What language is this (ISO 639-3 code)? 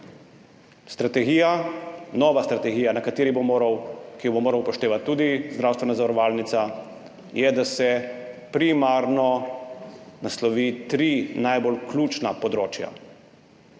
slv